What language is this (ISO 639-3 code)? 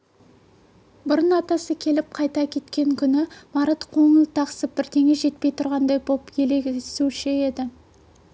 kaz